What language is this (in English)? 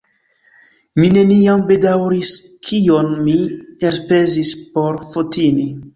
Esperanto